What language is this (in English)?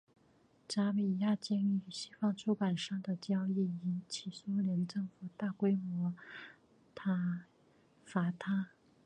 Chinese